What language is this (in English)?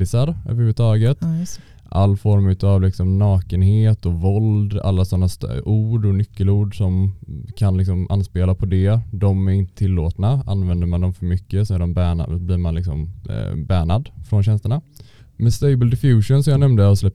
Swedish